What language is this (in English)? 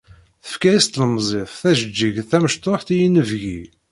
Kabyle